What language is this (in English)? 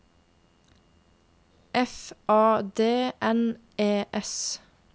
Norwegian